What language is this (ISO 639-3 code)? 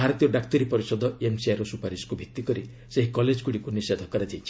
ori